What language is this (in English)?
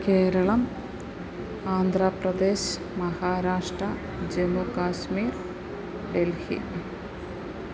Malayalam